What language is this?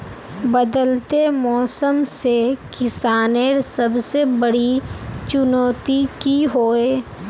Magahi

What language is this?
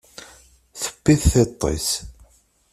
Kabyle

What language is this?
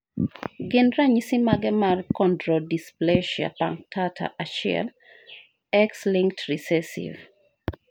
Luo (Kenya and Tanzania)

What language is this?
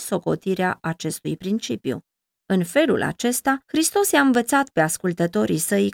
Romanian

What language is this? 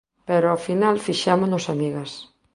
Galician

